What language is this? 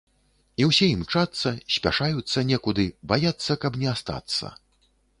Belarusian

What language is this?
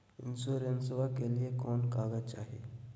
Magahi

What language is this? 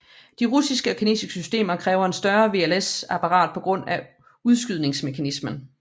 Danish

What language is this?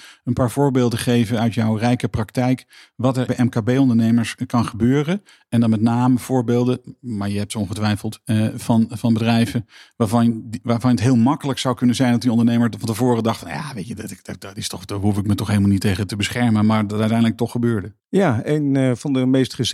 Dutch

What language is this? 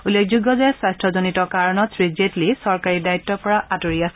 Assamese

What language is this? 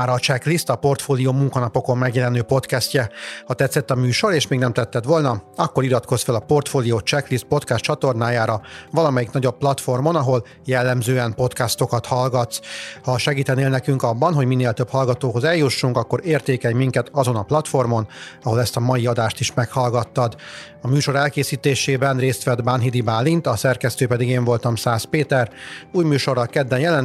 Hungarian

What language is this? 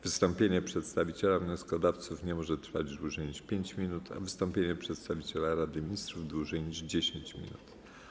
Polish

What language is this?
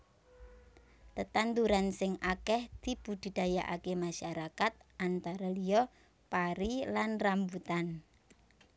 Javanese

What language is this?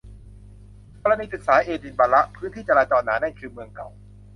Thai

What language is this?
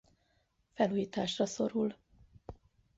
Hungarian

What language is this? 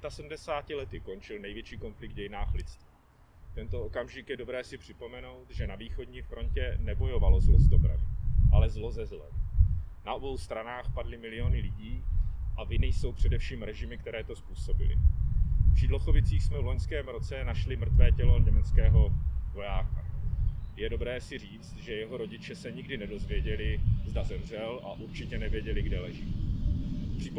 Czech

